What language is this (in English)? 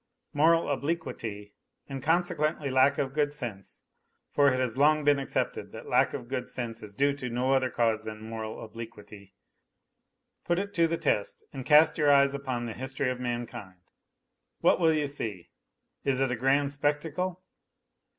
English